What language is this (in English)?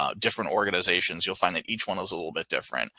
English